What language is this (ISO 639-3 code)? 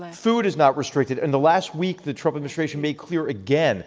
eng